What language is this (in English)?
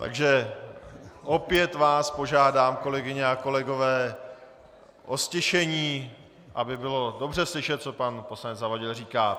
Czech